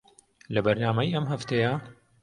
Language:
Central Kurdish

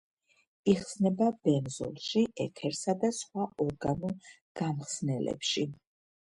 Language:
Georgian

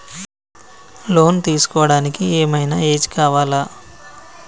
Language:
Telugu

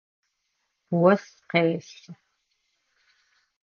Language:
Adyghe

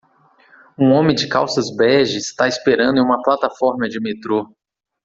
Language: Portuguese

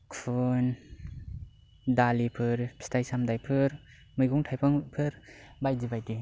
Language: Bodo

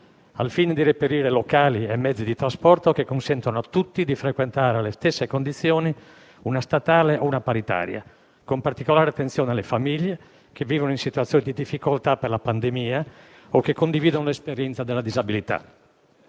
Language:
Italian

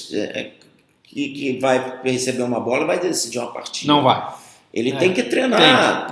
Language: Portuguese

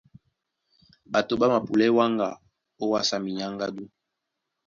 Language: Duala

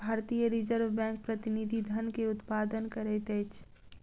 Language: Maithili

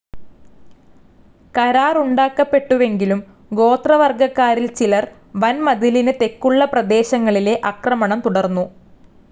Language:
Malayalam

